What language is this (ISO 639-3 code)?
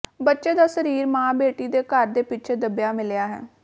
pan